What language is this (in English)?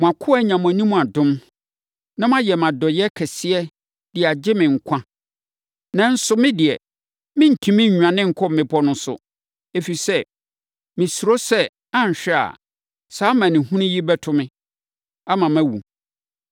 Akan